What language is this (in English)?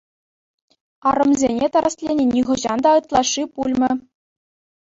Chuvash